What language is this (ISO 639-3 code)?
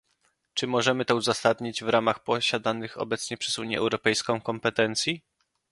pol